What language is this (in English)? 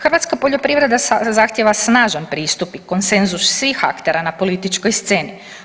Croatian